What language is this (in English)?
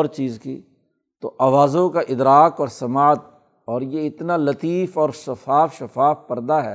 Urdu